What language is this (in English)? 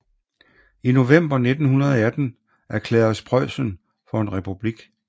Danish